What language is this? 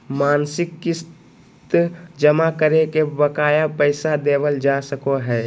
Magahi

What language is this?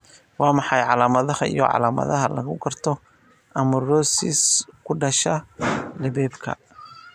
Somali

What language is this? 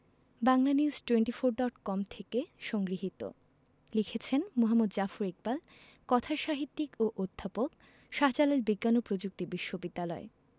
Bangla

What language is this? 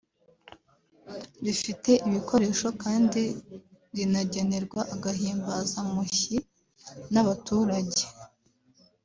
Kinyarwanda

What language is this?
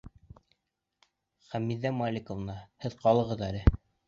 Bashkir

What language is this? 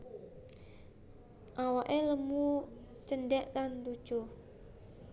Javanese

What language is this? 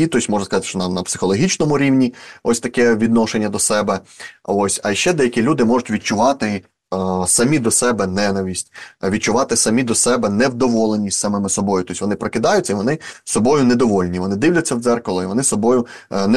Ukrainian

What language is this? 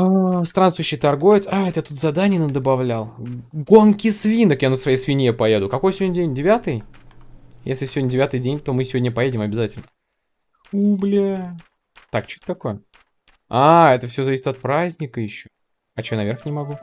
Russian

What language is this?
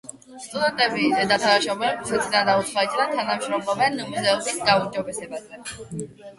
Georgian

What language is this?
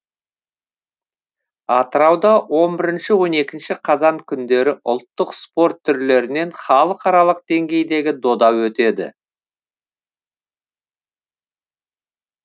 Kazakh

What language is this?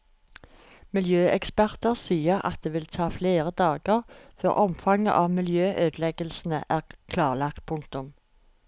Norwegian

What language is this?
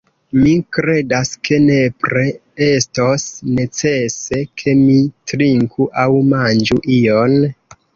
Esperanto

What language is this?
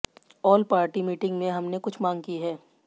Hindi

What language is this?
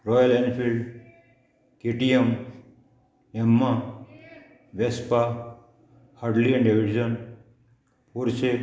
Konkani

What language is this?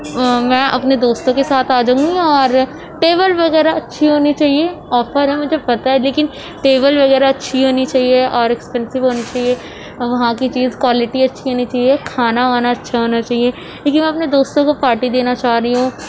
Urdu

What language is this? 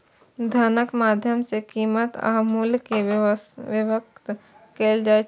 Maithili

